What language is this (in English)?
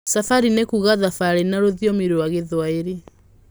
Kikuyu